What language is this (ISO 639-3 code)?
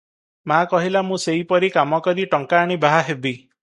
ori